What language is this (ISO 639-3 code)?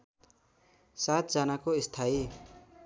nep